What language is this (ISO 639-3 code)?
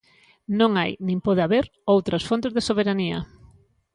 glg